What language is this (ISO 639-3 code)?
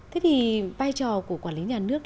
vie